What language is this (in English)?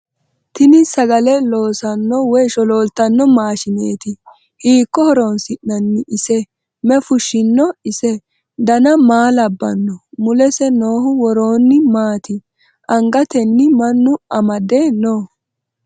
Sidamo